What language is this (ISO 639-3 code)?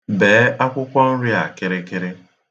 ibo